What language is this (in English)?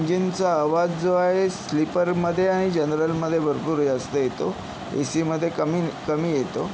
Marathi